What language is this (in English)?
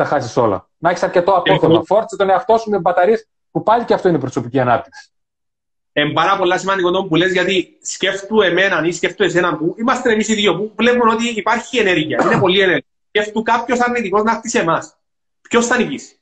Greek